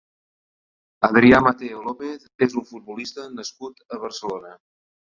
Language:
Catalan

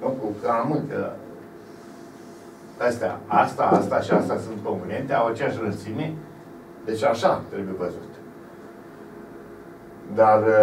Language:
Romanian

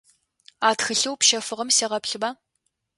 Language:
Adyghe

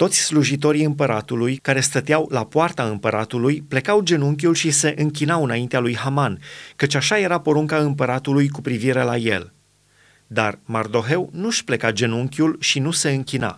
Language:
Romanian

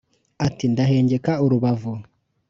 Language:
Kinyarwanda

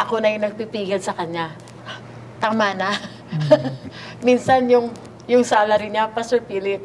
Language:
Filipino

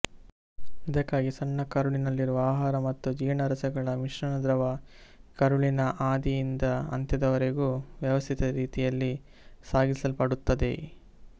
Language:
Kannada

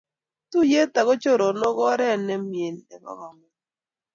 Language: Kalenjin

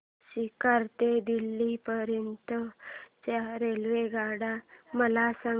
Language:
Marathi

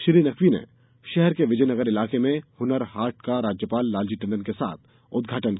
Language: Hindi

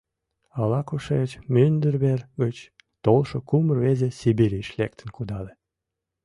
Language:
Mari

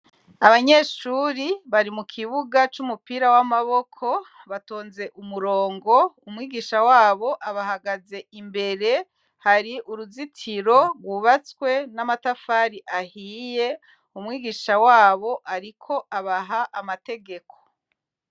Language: Rundi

